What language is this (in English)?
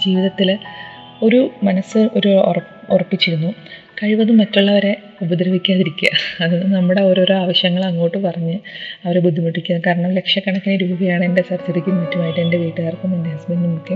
Malayalam